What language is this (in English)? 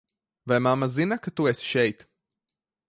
Latvian